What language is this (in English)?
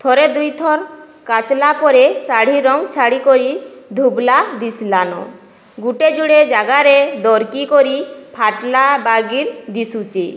Odia